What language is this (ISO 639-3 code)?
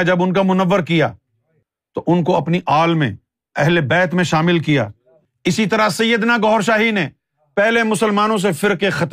urd